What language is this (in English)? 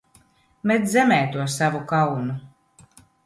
Latvian